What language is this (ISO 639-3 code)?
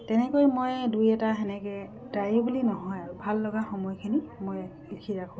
asm